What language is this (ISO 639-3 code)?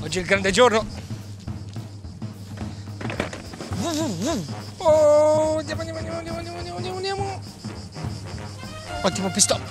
ita